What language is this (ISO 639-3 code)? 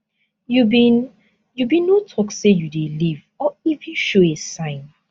pcm